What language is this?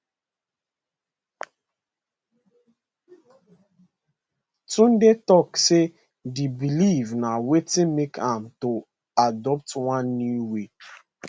Nigerian Pidgin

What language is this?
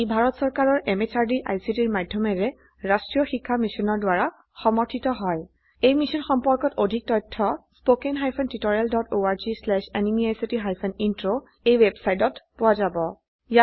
Assamese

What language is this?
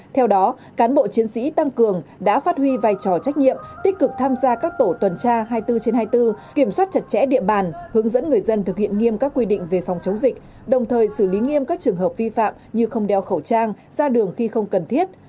Vietnamese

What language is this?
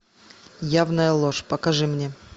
Russian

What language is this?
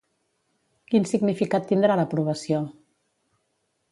Catalan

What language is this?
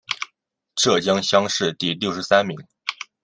Chinese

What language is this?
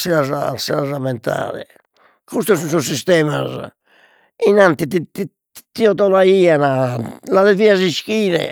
Sardinian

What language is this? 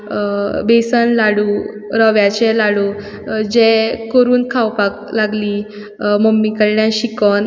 Konkani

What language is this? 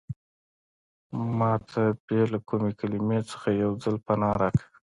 Pashto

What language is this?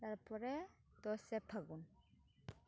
Santali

